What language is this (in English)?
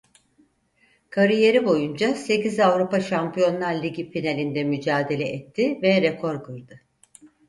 Turkish